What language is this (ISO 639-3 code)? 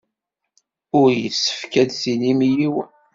kab